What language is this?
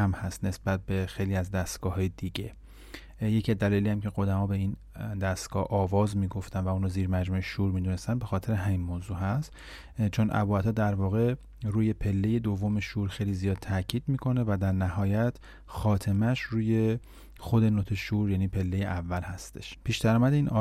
Persian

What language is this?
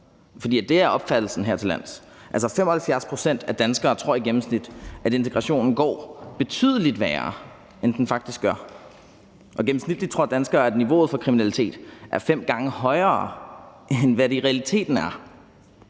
Danish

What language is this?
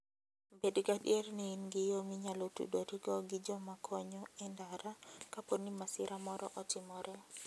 Luo (Kenya and Tanzania)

